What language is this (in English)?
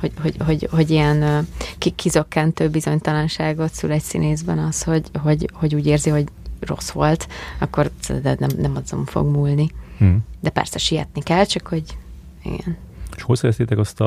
Hungarian